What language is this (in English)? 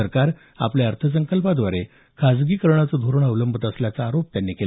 Marathi